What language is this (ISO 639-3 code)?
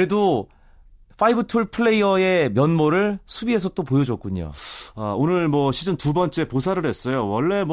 kor